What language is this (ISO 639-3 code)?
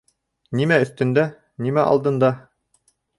bak